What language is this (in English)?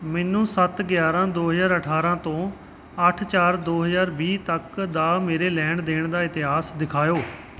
Punjabi